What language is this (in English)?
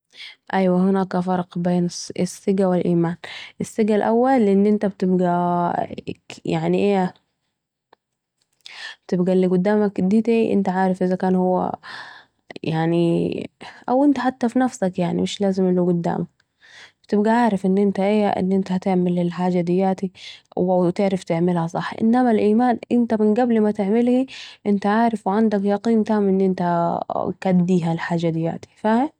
Saidi Arabic